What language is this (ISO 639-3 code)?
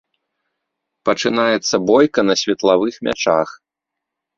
bel